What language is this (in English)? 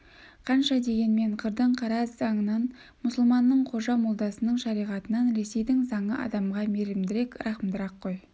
Kazakh